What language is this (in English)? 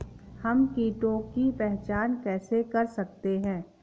Hindi